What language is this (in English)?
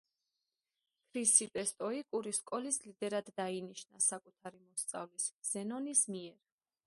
Georgian